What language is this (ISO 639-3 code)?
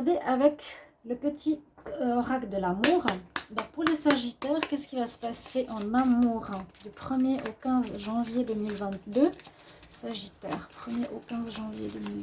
fra